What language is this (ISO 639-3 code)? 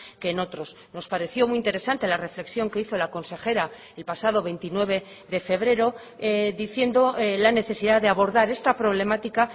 spa